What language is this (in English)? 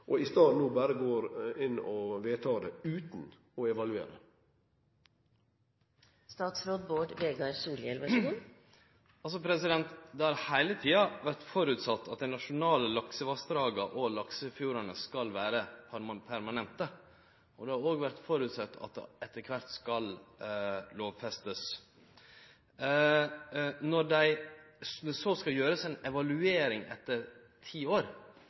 Norwegian Nynorsk